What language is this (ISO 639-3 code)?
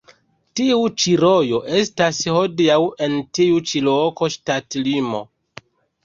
epo